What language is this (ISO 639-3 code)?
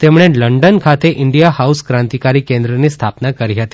guj